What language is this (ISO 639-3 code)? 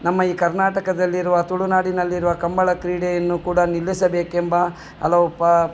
kan